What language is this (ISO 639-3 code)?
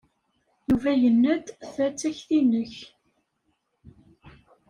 kab